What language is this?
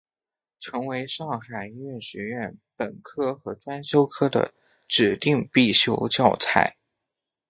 Chinese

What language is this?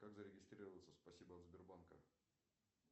Russian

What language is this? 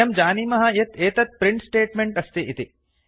Sanskrit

